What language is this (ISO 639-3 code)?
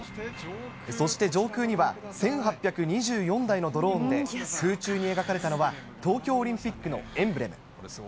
jpn